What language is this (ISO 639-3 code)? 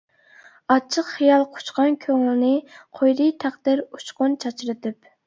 uig